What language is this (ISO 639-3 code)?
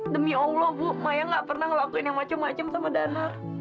ind